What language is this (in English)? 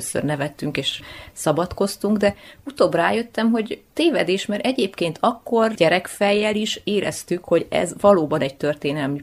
Hungarian